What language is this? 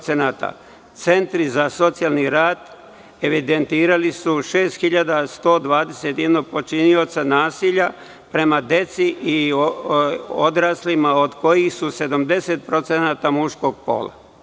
Serbian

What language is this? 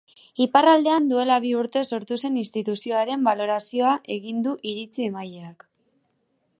Basque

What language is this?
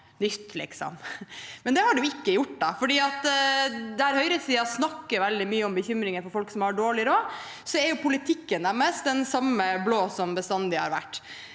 Norwegian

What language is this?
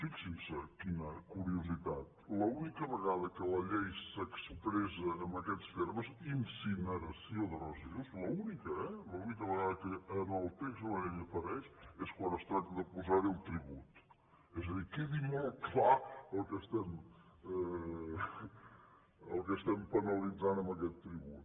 Catalan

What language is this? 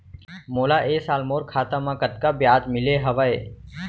Chhattisgarhi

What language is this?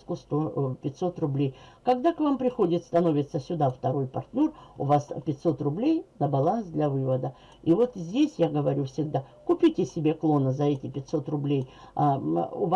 Russian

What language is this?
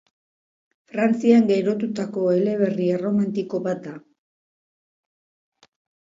Basque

